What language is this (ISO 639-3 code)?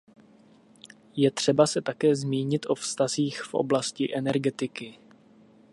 ces